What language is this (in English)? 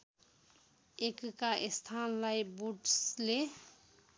Nepali